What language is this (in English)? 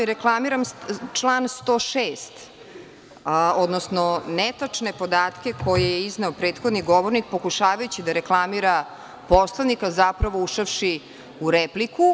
Serbian